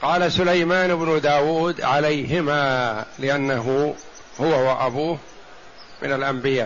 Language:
Arabic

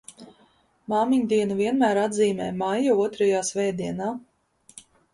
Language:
Latvian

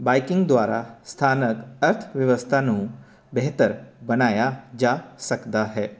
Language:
Punjabi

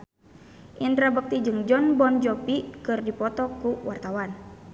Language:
Sundanese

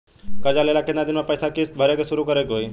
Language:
Bhojpuri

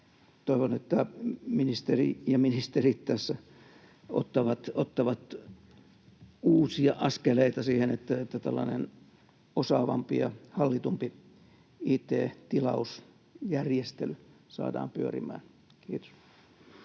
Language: Finnish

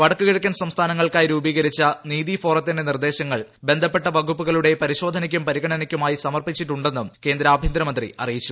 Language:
Malayalam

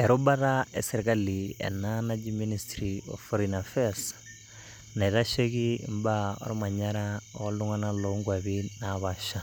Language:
Masai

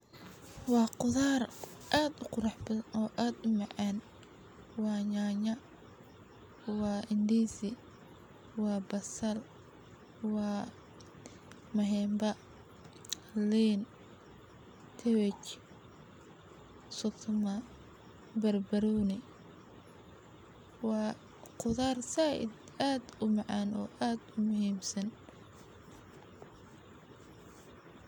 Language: Somali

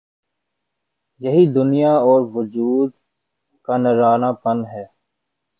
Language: Urdu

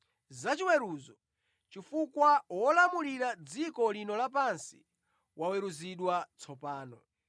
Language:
Nyanja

